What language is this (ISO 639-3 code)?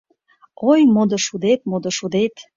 chm